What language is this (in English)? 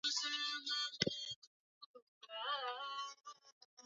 Swahili